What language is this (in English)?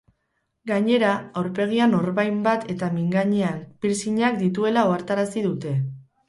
Basque